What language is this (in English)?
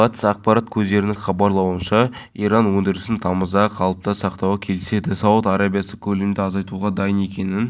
Kazakh